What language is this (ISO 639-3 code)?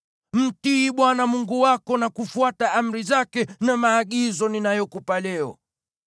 swa